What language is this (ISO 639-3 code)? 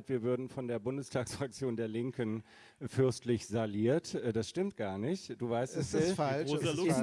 deu